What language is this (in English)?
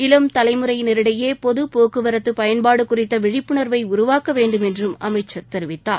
Tamil